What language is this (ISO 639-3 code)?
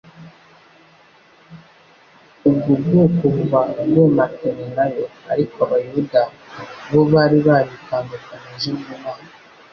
kin